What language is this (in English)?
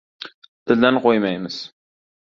Uzbek